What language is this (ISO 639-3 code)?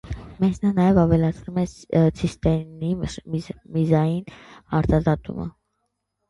hye